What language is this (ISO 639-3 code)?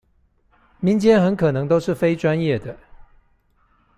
zho